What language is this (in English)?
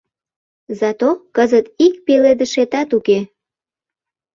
Mari